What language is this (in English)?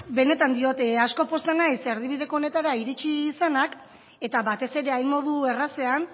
Basque